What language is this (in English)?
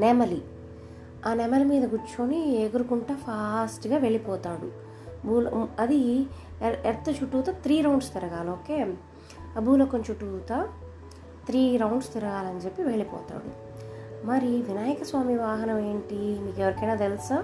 Telugu